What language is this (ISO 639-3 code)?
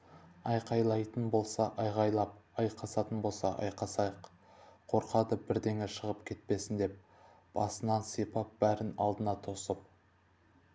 kaz